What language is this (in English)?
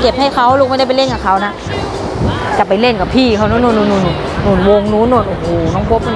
Thai